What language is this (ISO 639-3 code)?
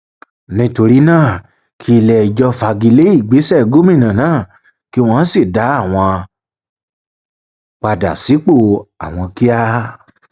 yor